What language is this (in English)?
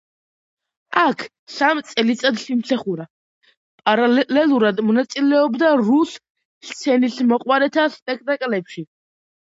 Georgian